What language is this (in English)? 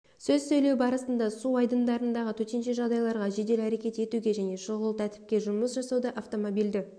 Kazakh